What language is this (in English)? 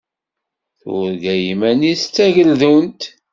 Kabyle